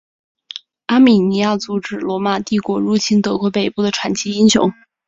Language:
Chinese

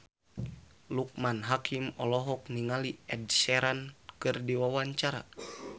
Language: Sundanese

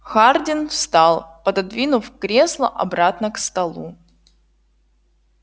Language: Russian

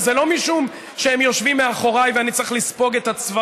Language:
Hebrew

